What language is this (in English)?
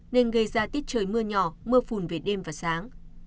Vietnamese